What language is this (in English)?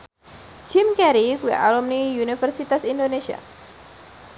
Javanese